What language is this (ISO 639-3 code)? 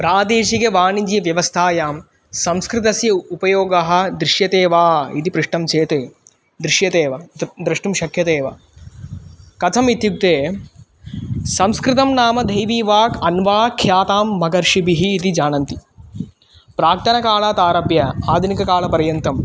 san